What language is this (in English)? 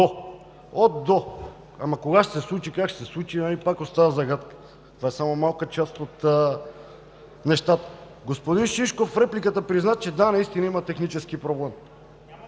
Bulgarian